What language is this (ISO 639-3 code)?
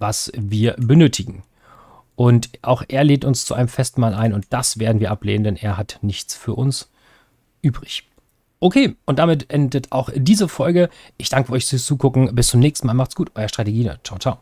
deu